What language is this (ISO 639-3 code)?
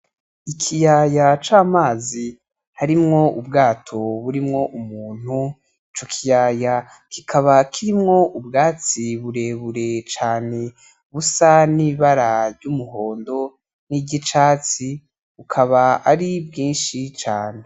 run